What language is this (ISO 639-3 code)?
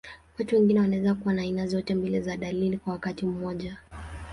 swa